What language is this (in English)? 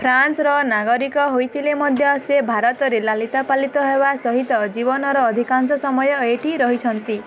Odia